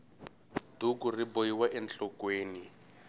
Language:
Tsonga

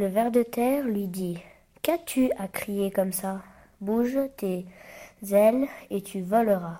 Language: French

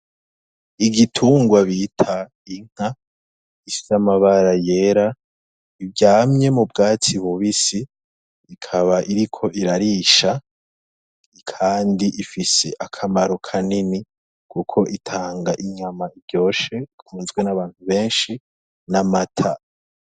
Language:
Rundi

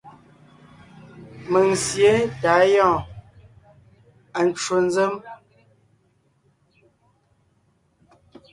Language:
Ngiemboon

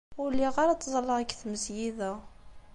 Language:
Kabyle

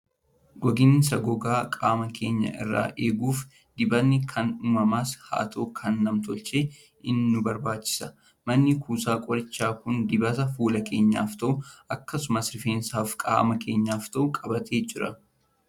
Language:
Oromo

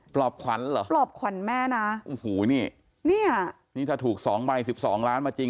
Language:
Thai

